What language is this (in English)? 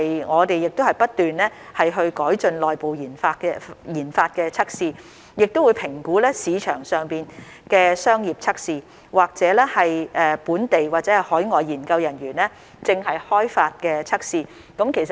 Cantonese